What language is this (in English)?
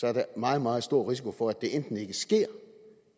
Danish